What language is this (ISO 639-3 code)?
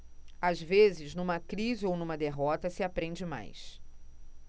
por